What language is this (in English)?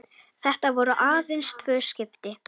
Icelandic